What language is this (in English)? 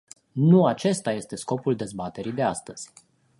Romanian